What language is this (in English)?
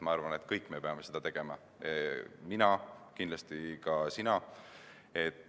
Estonian